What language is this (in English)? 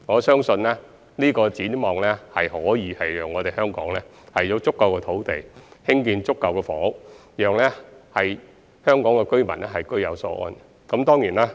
Cantonese